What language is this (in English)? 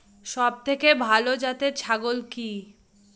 Bangla